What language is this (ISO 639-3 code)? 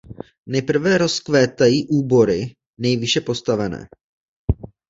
ces